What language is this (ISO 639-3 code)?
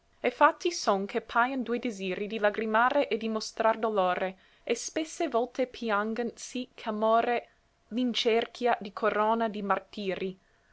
ita